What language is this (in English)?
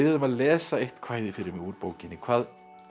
Icelandic